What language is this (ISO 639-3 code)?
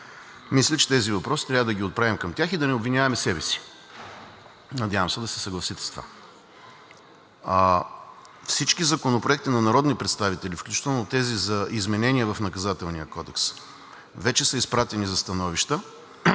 bul